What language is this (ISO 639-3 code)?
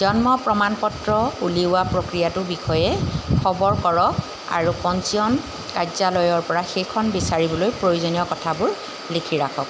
asm